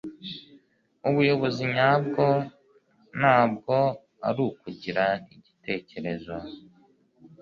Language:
Kinyarwanda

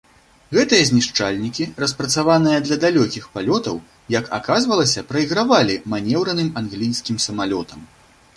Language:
Belarusian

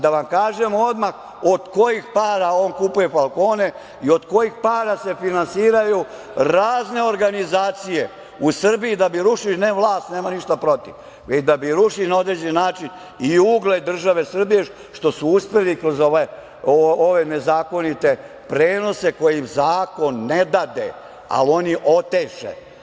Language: Serbian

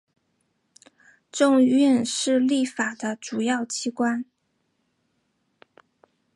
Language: Chinese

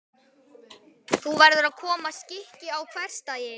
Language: Icelandic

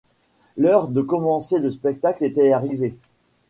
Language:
French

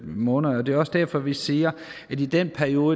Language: Danish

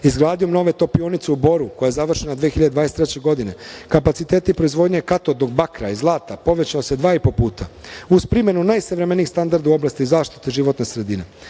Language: Serbian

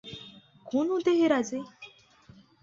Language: Marathi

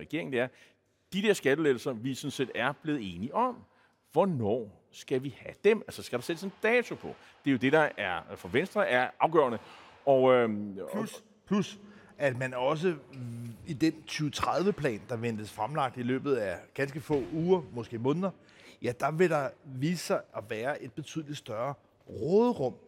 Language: Danish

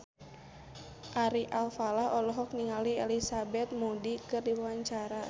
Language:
Sundanese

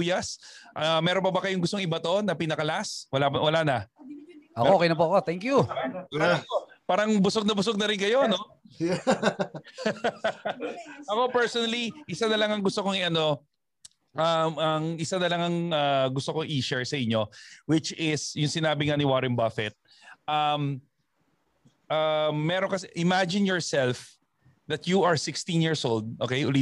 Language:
Filipino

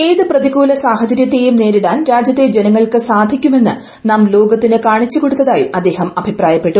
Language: Malayalam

